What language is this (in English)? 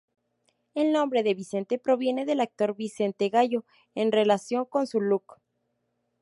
Spanish